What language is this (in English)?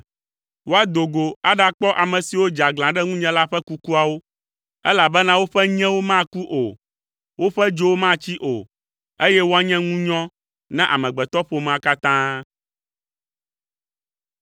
Ewe